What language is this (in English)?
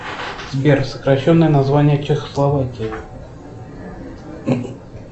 Russian